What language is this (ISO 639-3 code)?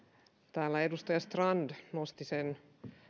fin